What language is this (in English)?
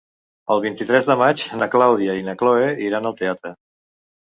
Catalan